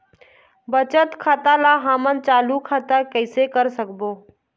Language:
Chhattisgarhi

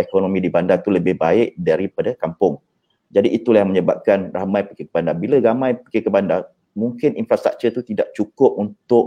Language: Malay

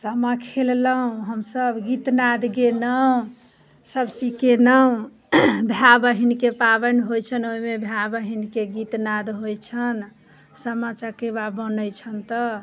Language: Maithili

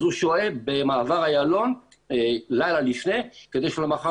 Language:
Hebrew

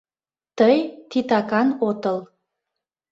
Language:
Mari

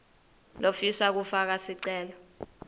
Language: Swati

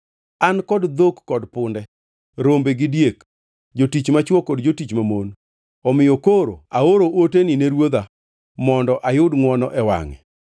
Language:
Luo (Kenya and Tanzania)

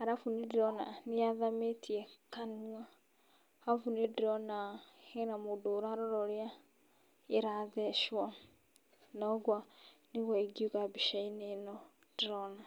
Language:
Kikuyu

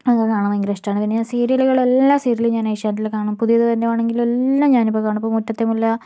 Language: Malayalam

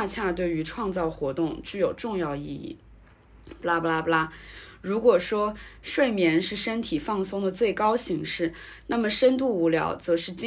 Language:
Chinese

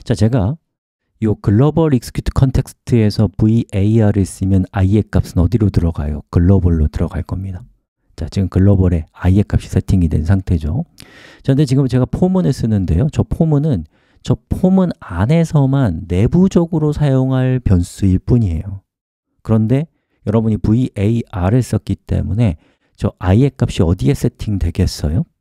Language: Korean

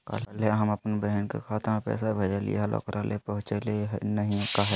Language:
Magahi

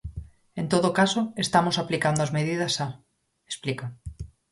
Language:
Galician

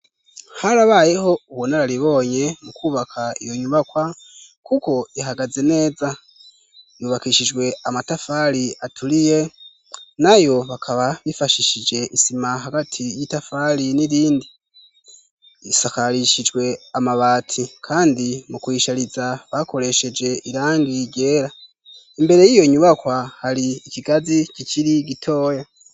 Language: Rundi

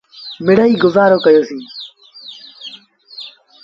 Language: Sindhi Bhil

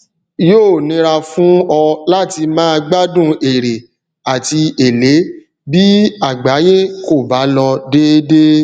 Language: Yoruba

